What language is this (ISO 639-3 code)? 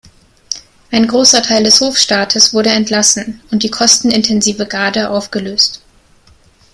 deu